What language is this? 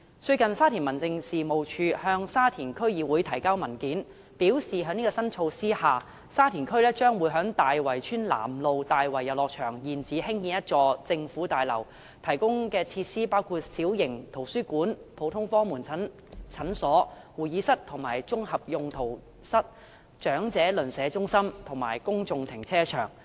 Cantonese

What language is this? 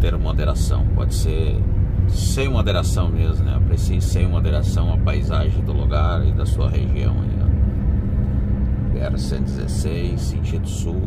Portuguese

